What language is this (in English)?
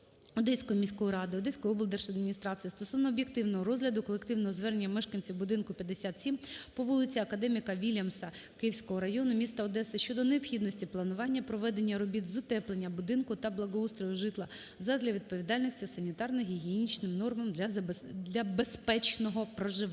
Ukrainian